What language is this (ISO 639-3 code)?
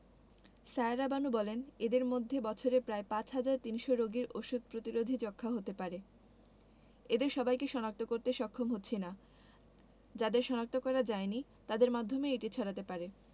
ben